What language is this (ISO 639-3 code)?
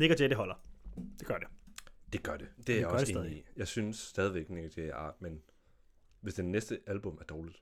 dan